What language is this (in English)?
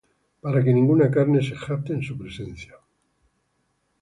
Spanish